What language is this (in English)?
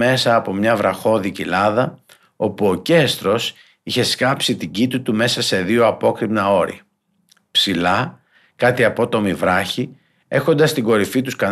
Greek